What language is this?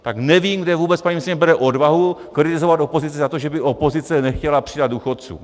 Czech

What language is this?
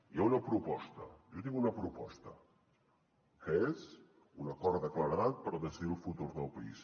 Catalan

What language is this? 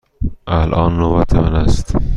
Persian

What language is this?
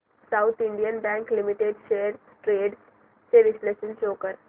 Marathi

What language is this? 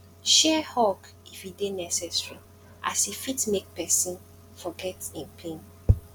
Nigerian Pidgin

